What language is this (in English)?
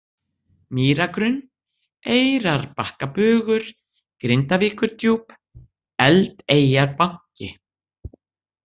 Icelandic